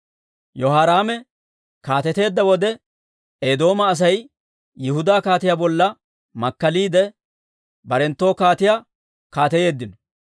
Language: Dawro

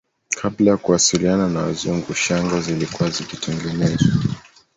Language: Swahili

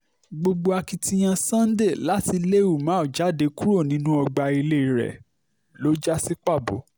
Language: Yoruba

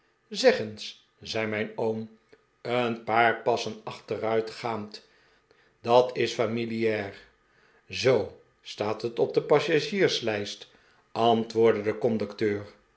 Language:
Dutch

